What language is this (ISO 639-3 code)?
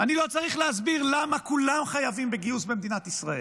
heb